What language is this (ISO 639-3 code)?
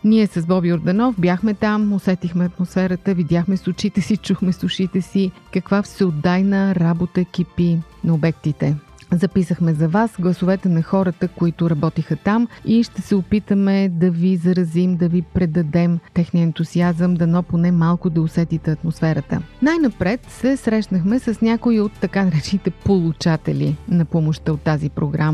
bul